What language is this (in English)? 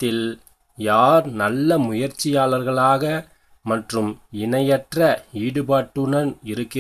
Korean